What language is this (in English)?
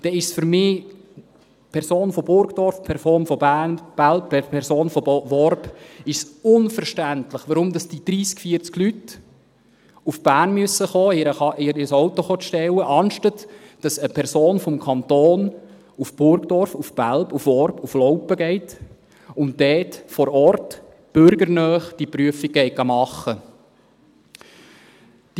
Swiss German